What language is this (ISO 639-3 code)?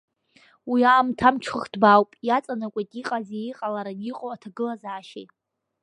abk